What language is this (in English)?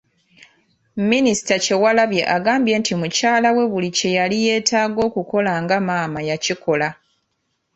Ganda